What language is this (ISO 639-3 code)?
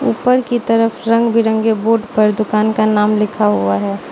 hin